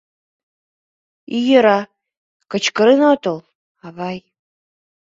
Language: Mari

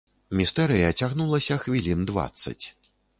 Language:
Belarusian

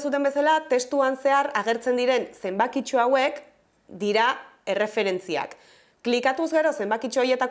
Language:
Basque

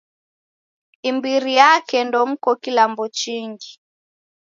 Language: Taita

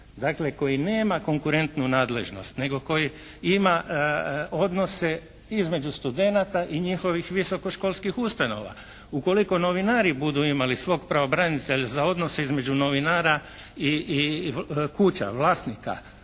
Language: Croatian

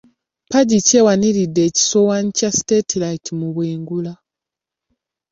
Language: Ganda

